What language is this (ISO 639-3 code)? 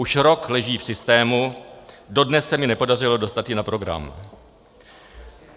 ces